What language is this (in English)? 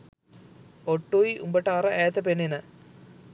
Sinhala